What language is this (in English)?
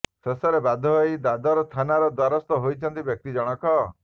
Odia